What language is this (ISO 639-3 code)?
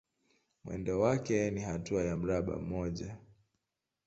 swa